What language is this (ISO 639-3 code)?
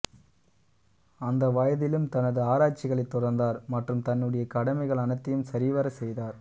tam